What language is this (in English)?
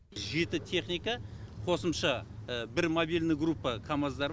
Kazakh